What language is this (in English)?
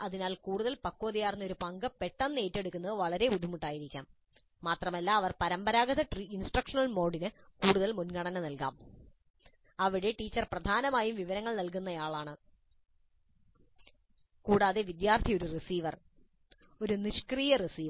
Malayalam